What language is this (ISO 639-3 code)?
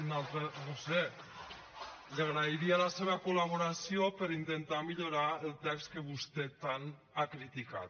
cat